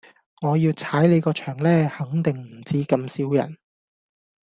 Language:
Cantonese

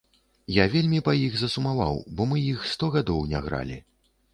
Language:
Belarusian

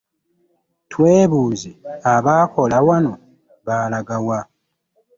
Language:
Ganda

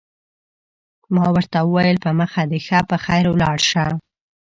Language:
Pashto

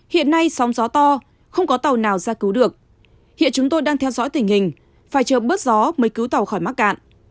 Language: Vietnamese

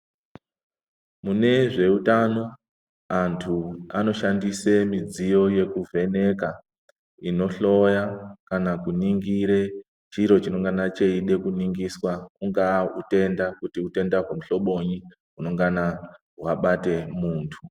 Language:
Ndau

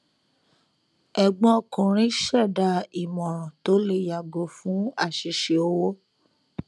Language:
Yoruba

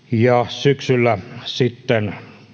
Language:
Finnish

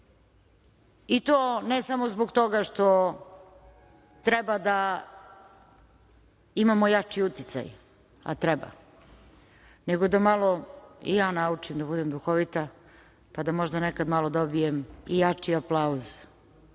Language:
Serbian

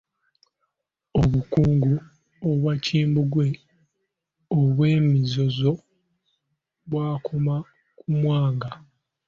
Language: Ganda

